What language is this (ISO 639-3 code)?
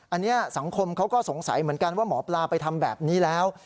tha